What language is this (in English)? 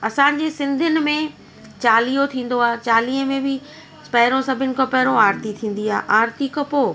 Sindhi